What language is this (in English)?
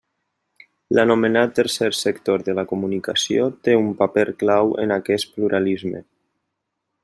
Catalan